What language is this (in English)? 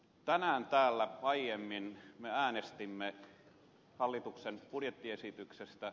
Finnish